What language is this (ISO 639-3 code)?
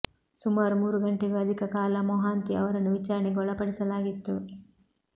kan